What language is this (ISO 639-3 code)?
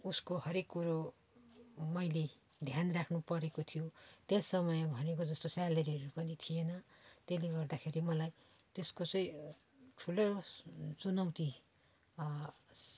nep